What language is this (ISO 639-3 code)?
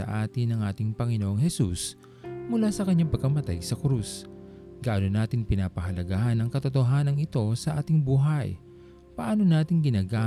fil